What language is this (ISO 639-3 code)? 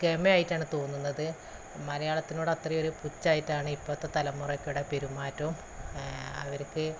mal